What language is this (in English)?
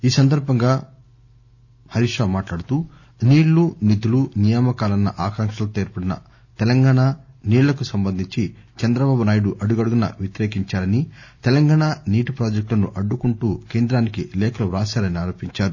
Telugu